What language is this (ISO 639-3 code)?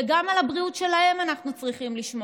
heb